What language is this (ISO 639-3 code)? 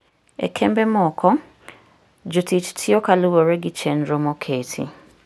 luo